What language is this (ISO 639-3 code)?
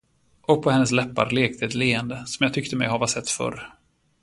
swe